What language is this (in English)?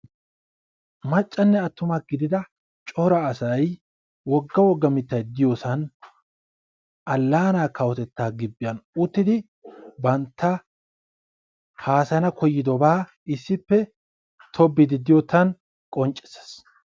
Wolaytta